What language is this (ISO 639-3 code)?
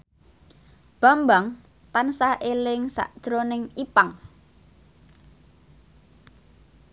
jav